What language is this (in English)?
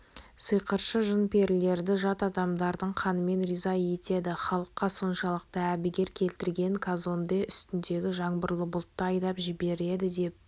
Kazakh